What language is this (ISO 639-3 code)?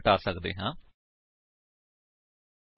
pan